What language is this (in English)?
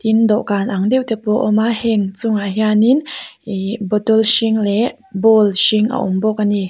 Mizo